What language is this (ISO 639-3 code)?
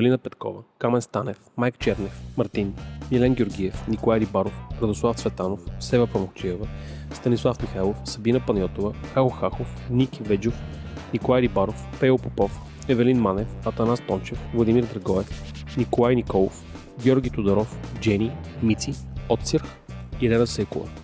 bul